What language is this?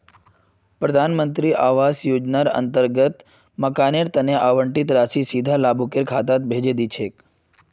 Magahi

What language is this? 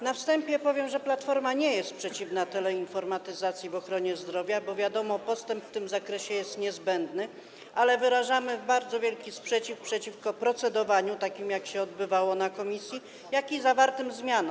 Polish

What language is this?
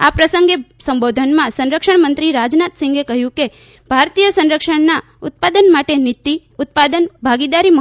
Gujarati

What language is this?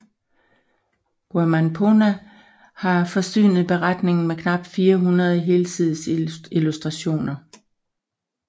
Danish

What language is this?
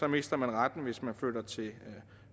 Danish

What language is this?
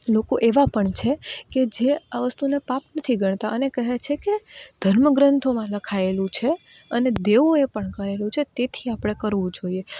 Gujarati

